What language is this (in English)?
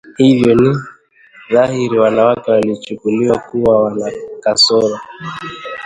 Swahili